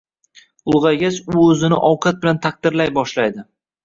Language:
Uzbek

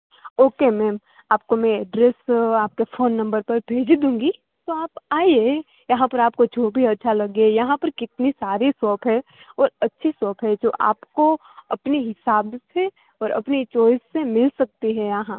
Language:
Gujarati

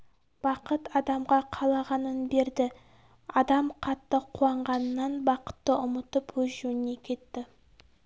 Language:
Kazakh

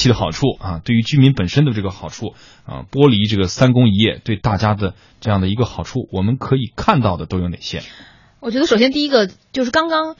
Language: Chinese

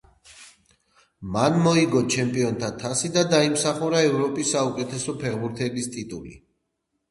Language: Georgian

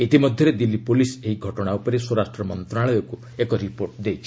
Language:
Odia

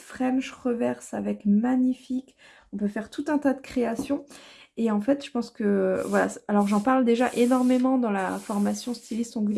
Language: French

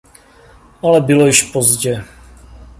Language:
Czech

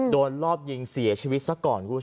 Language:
Thai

